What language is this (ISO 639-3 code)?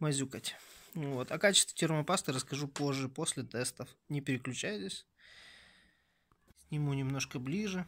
rus